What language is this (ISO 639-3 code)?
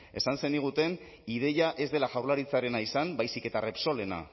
eus